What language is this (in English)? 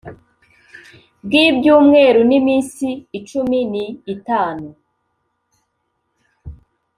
Kinyarwanda